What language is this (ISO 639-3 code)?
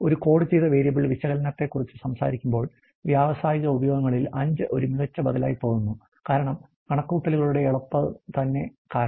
mal